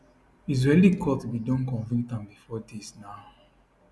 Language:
Nigerian Pidgin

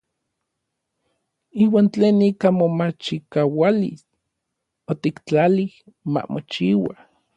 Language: Orizaba Nahuatl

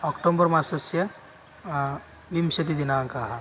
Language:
Sanskrit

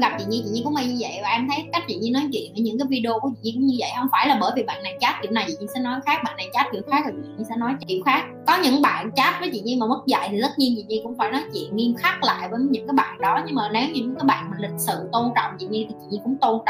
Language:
Vietnamese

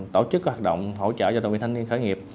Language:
Vietnamese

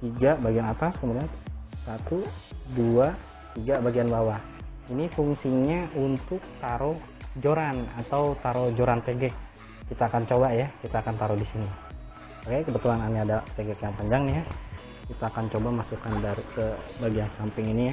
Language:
Indonesian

